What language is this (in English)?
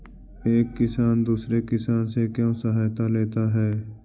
Magahi